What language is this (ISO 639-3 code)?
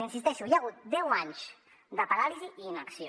cat